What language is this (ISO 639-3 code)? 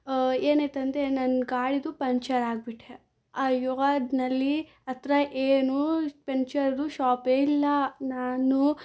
kan